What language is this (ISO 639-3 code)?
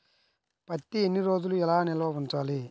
tel